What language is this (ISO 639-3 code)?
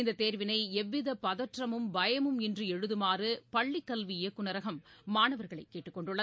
tam